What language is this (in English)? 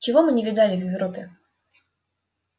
Russian